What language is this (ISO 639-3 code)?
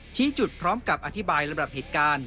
tha